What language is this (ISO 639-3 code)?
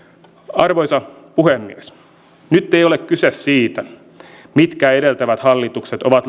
fin